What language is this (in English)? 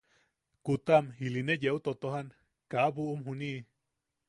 Yaqui